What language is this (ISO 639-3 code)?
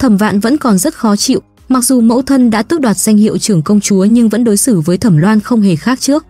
vie